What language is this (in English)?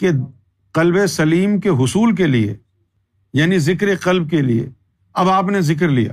Urdu